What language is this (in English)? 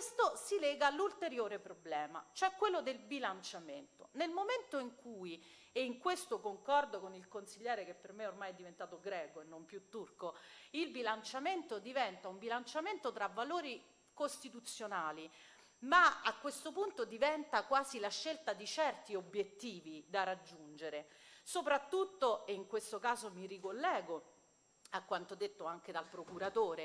Italian